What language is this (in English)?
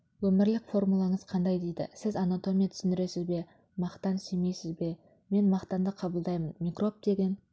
Kazakh